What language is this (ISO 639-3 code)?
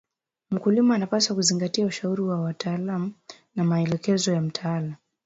swa